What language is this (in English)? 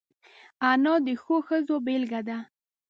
Pashto